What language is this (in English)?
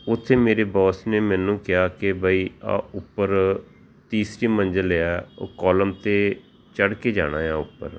Punjabi